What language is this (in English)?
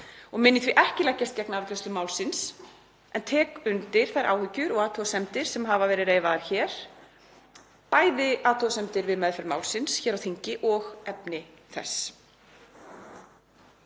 Icelandic